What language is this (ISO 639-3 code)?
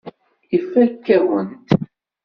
kab